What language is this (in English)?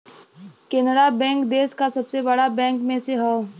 Bhojpuri